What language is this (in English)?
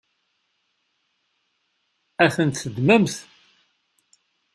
Kabyle